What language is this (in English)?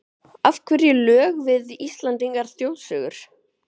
Icelandic